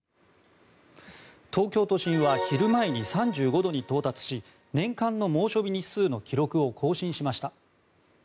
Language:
Japanese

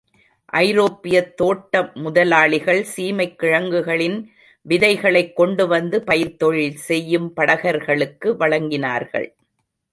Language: Tamil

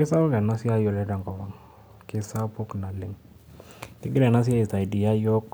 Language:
Masai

